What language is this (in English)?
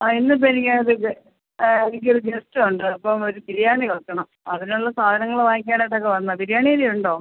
Malayalam